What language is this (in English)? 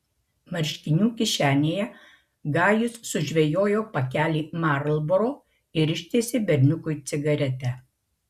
Lithuanian